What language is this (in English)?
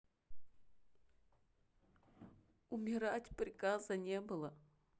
Russian